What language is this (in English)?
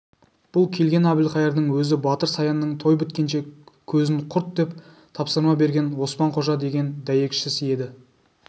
Kazakh